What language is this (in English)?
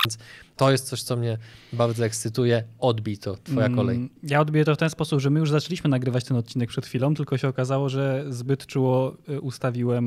Polish